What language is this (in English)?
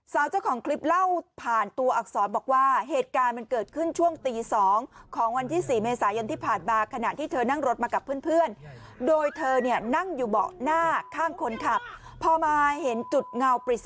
Thai